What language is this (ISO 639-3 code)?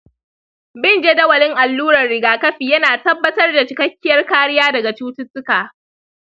hau